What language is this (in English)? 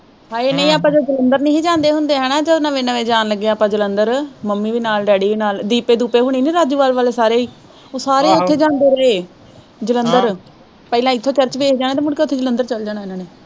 Punjabi